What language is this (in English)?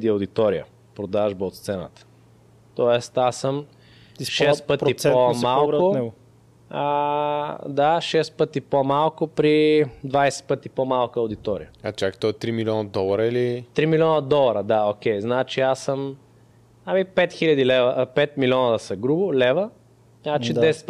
Bulgarian